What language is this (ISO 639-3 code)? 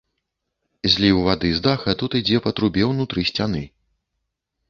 bel